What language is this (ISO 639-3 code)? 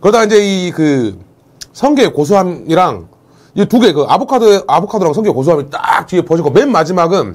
kor